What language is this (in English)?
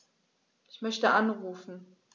German